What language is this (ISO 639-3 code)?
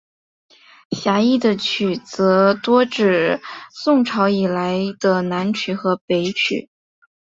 zho